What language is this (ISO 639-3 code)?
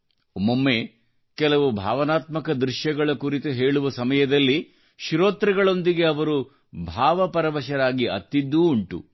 kan